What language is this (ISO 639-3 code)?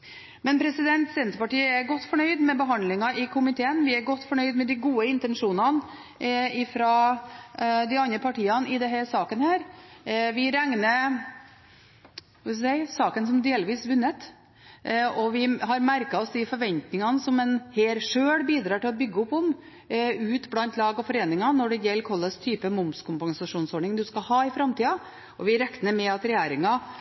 nob